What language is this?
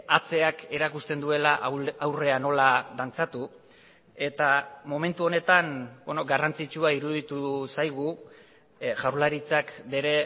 Basque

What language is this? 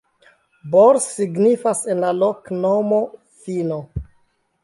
Esperanto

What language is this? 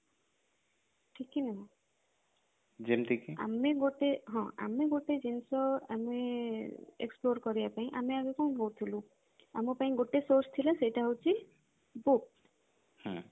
Odia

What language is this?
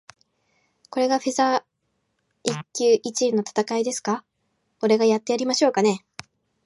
Japanese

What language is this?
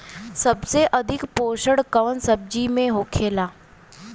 Bhojpuri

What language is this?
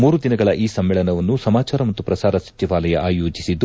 Kannada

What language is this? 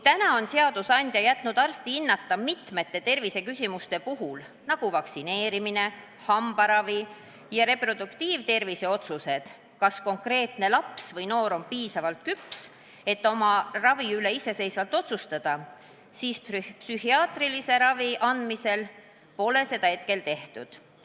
Estonian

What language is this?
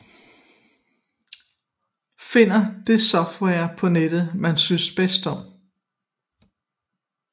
Danish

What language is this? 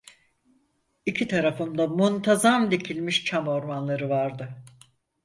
Turkish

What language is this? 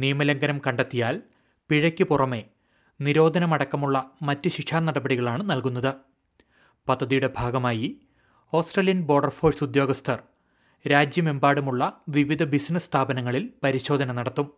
Malayalam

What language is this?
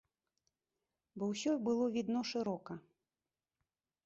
Belarusian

